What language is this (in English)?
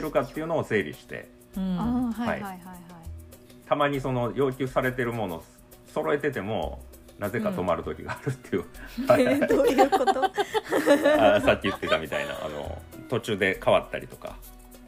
Japanese